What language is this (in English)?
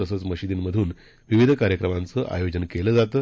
Marathi